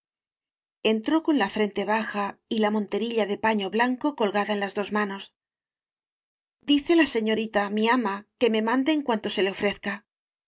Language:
Spanish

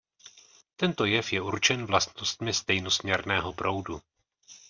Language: Czech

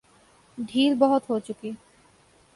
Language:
Urdu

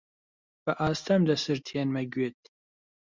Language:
Central Kurdish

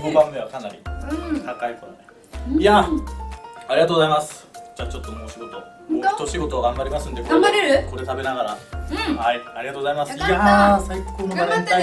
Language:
Japanese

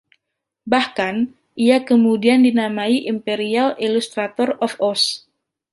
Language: Indonesian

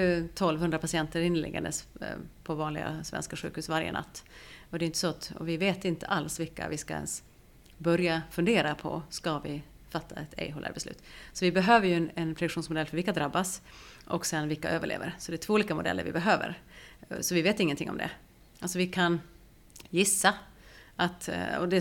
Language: Swedish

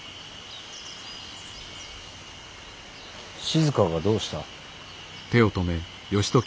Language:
Japanese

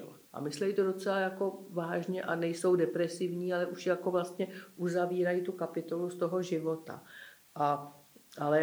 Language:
Czech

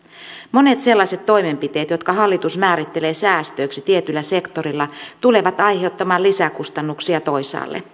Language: Finnish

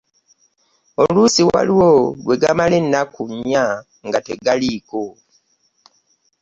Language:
Ganda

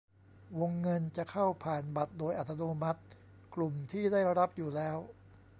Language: Thai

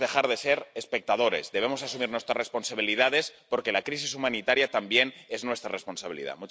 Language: Spanish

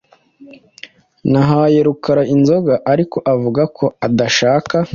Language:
Kinyarwanda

